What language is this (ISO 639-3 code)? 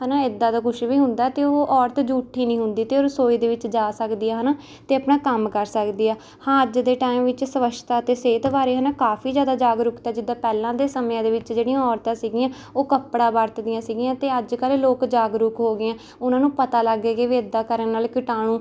pan